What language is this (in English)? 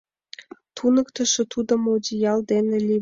Mari